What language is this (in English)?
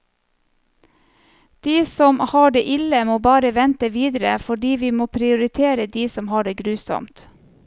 Norwegian